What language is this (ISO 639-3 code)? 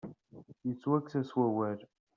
kab